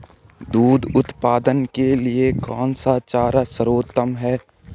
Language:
Hindi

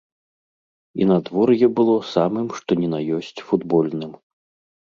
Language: Belarusian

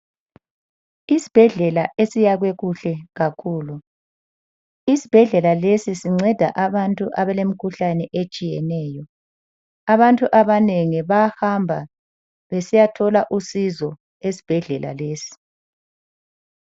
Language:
North Ndebele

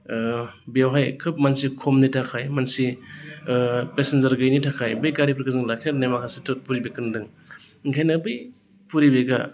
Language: Bodo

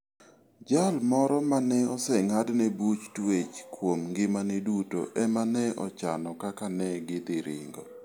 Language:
Luo (Kenya and Tanzania)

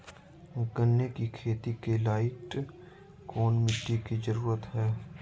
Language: Magahi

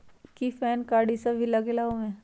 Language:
Magahi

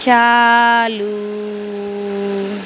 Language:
Urdu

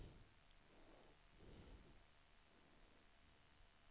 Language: Swedish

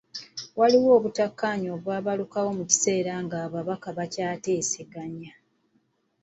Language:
Ganda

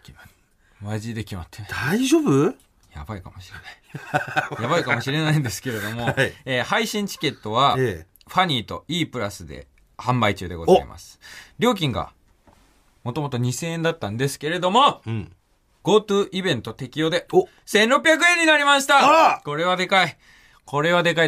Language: Japanese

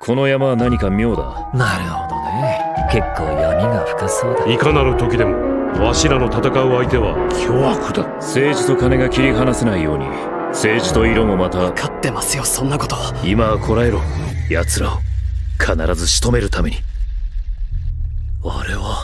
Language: Japanese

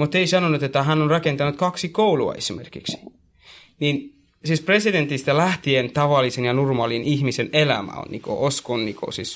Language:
Finnish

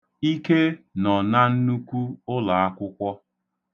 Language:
Igbo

